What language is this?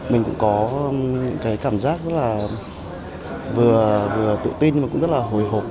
Vietnamese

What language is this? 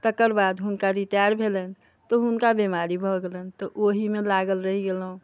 Maithili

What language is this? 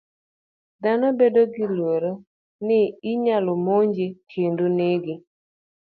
Luo (Kenya and Tanzania)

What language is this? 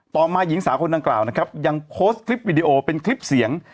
Thai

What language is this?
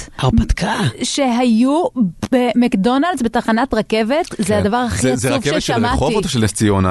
Hebrew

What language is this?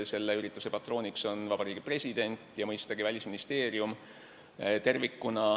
Estonian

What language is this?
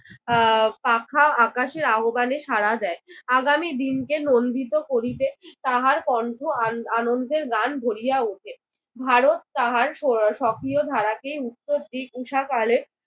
Bangla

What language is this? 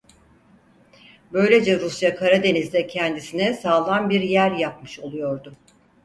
Turkish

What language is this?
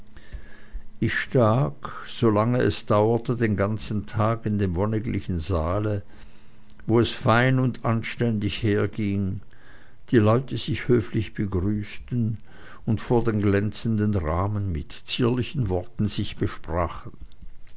German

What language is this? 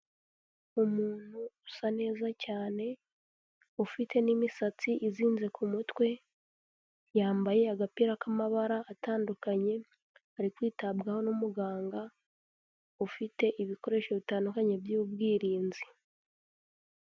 Kinyarwanda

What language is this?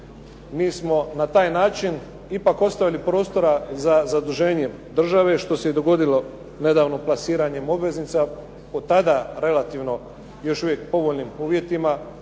Croatian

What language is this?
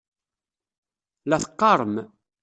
Kabyle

